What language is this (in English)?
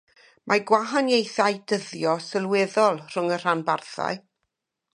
Welsh